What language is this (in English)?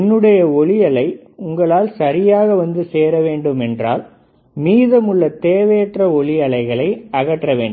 Tamil